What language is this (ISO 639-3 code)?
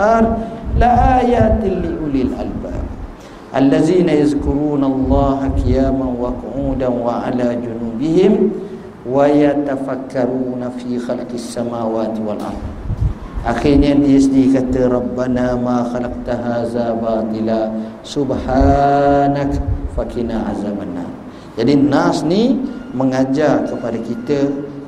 msa